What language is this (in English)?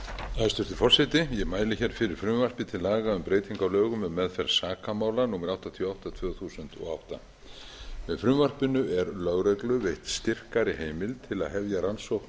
Icelandic